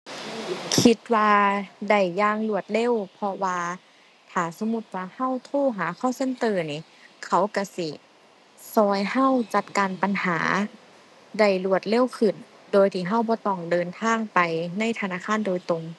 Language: Thai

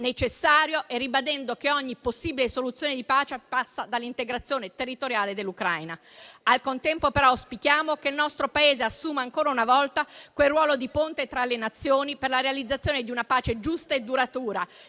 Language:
Italian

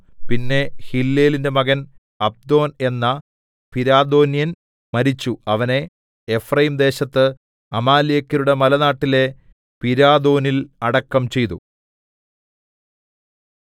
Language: Malayalam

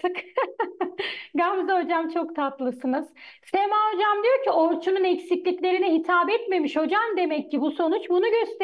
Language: Turkish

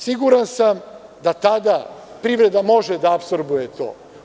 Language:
Serbian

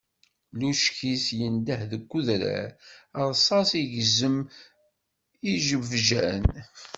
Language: Kabyle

